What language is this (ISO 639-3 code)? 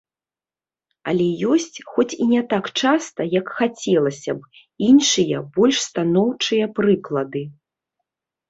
bel